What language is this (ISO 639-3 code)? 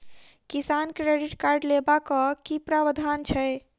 mai